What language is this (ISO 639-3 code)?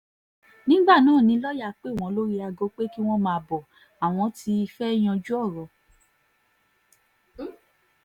yor